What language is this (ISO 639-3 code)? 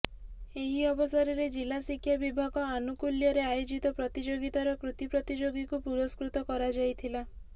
ori